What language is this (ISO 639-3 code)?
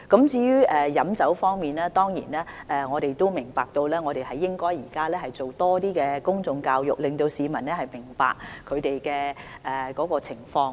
yue